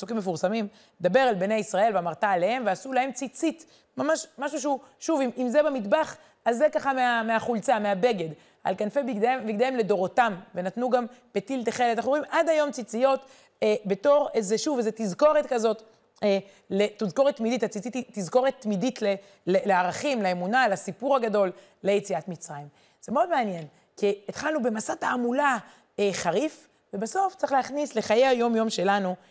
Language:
Hebrew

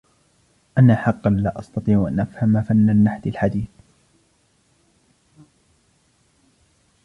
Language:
Arabic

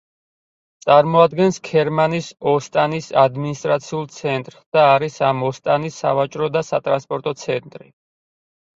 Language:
Georgian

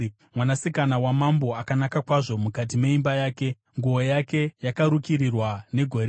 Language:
Shona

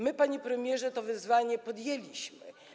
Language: Polish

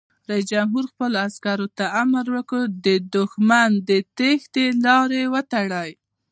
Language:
Pashto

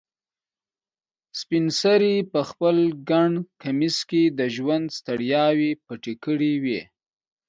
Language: Pashto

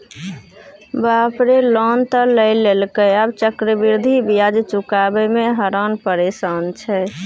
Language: Maithili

